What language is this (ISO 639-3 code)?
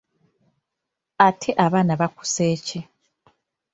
lug